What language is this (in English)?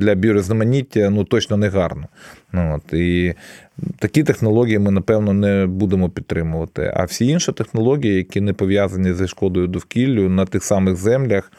Ukrainian